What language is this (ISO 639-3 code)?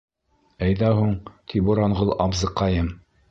bak